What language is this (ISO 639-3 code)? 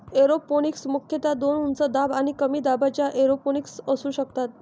mar